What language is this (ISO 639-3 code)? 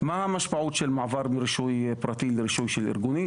heb